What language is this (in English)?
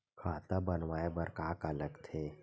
Chhattisgarhi